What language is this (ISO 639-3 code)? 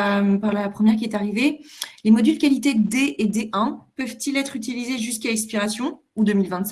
fra